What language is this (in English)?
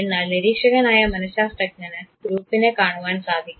Malayalam